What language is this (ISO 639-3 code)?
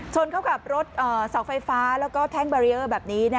tha